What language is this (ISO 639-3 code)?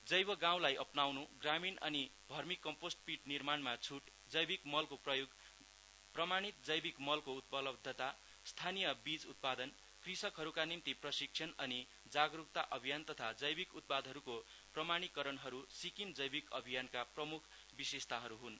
nep